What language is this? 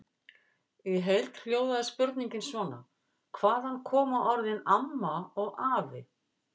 Icelandic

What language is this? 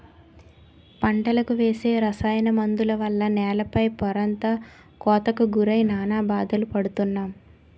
Telugu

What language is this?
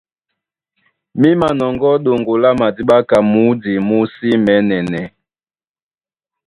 Duala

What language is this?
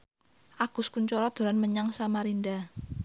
Javanese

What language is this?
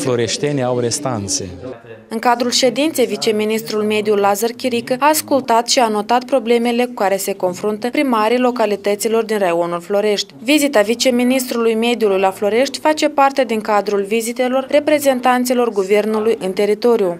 Romanian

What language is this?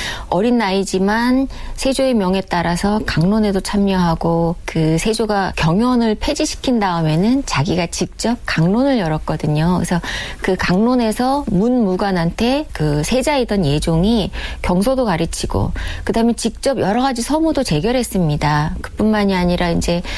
Korean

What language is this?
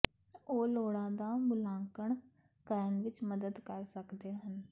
Punjabi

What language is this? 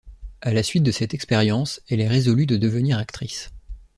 French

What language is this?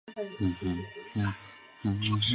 Chinese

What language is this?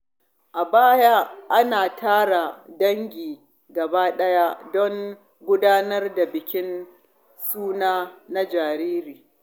Hausa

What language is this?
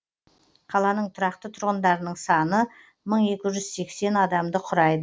Kazakh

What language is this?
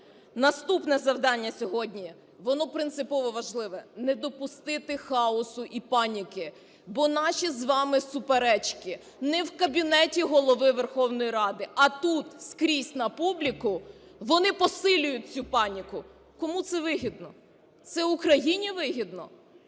Ukrainian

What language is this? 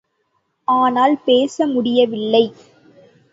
Tamil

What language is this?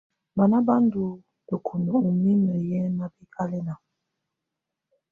Tunen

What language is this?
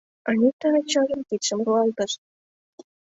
Mari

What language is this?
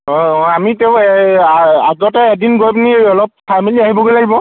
Assamese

